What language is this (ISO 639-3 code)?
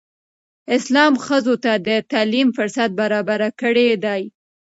pus